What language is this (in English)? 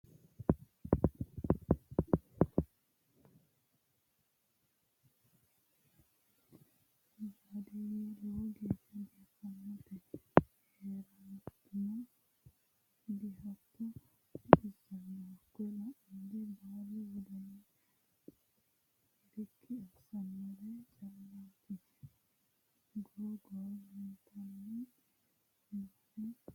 Sidamo